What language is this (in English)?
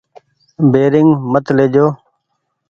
Goaria